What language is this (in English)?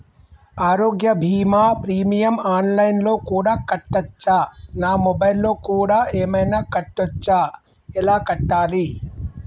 Telugu